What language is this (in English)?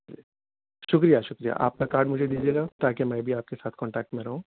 Urdu